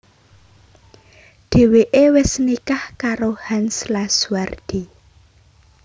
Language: Javanese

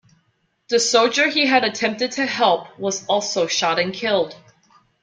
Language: English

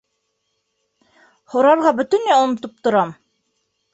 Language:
Bashkir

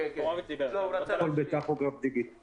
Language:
Hebrew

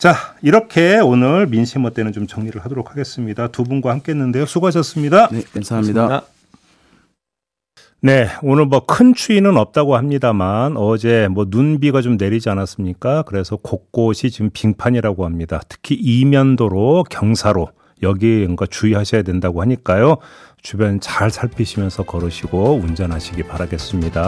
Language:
Korean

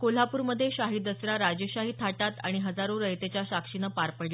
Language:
Marathi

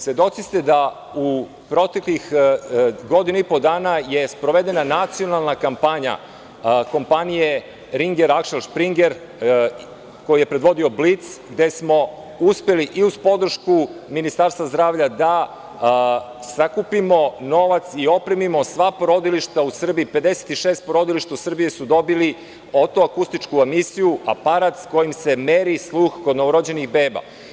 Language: Serbian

